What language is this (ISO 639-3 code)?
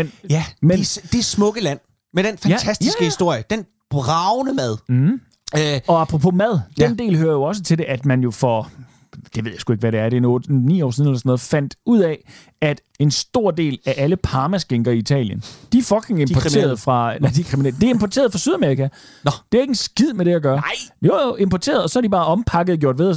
dan